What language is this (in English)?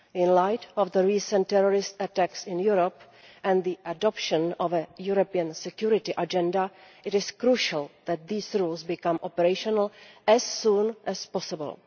English